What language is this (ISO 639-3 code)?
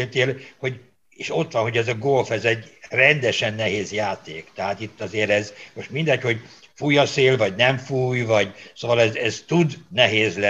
hun